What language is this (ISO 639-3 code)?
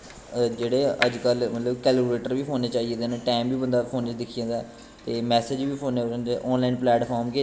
doi